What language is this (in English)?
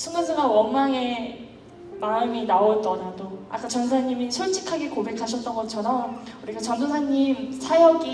Korean